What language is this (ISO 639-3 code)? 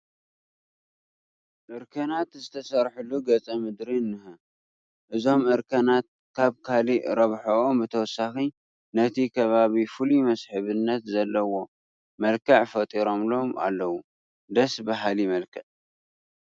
tir